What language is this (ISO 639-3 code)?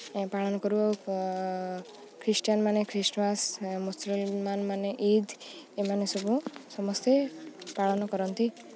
ori